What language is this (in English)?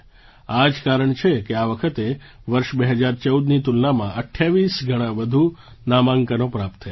Gujarati